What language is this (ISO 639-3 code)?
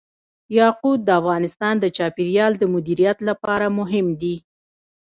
pus